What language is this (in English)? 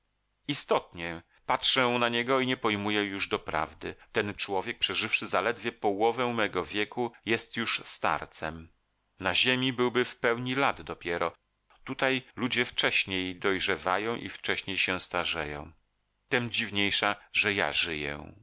Polish